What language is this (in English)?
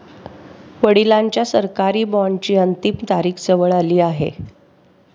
Marathi